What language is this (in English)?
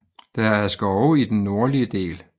Danish